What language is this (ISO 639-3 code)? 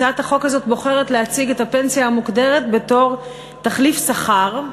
heb